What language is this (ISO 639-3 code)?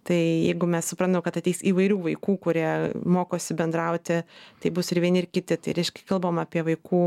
lit